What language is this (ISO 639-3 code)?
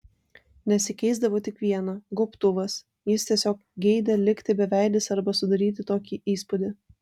lit